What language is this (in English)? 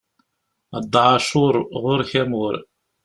Kabyle